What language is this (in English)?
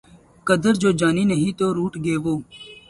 Urdu